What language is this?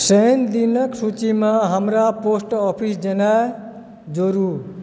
Maithili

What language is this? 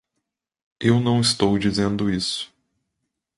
Portuguese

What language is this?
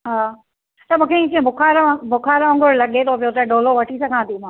Sindhi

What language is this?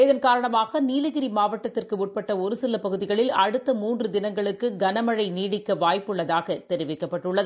Tamil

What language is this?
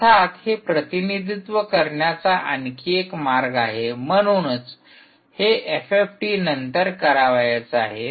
Marathi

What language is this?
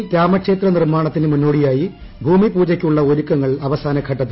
Malayalam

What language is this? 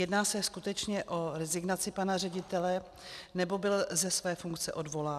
Czech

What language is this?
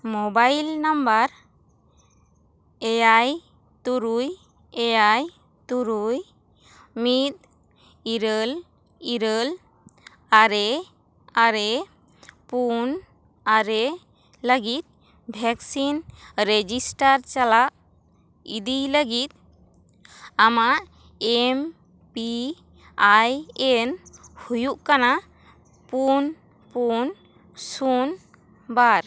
Santali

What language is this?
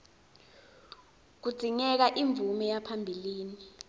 Swati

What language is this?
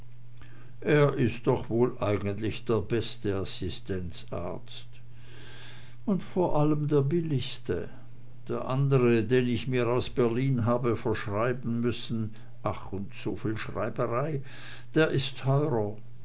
German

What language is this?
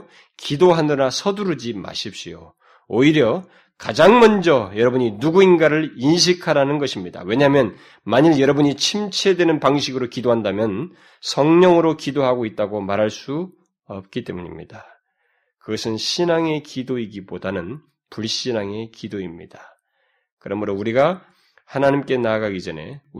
Korean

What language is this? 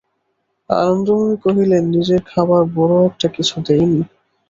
Bangla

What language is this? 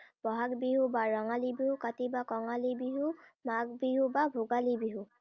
Assamese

